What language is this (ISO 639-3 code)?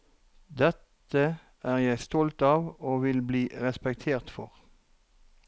nor